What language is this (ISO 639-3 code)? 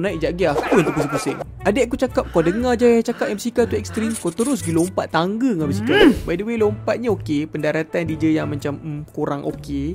msa